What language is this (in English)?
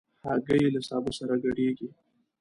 Pashto